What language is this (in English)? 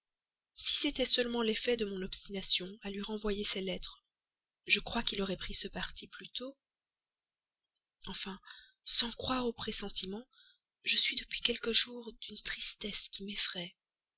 French